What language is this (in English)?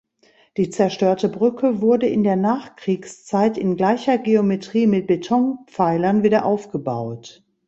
German